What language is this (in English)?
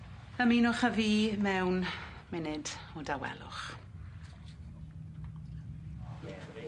Welsh